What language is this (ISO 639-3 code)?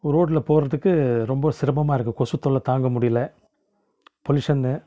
tam